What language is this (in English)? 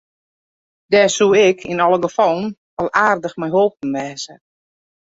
Western Frisian